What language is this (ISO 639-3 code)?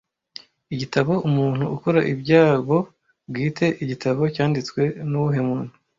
kin